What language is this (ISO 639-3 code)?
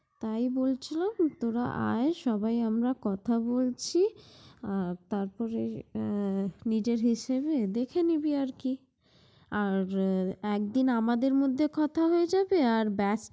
ben